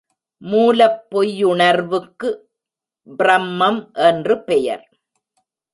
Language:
Tamil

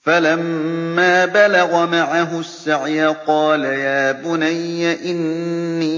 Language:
Arabic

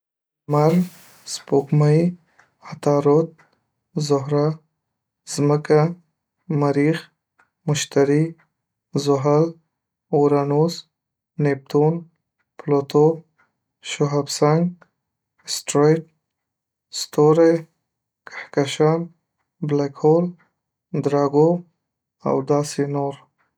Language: Pashto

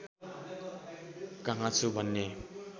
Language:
Nepali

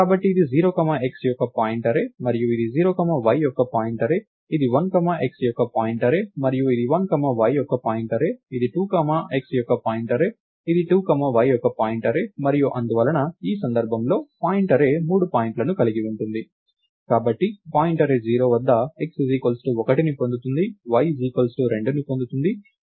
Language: Telugu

